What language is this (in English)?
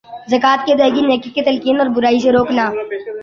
Urdu